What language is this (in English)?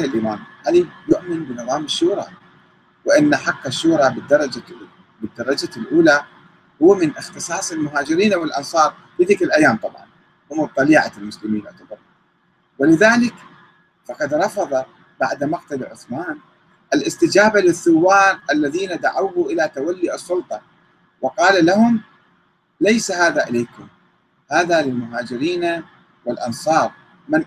Arabic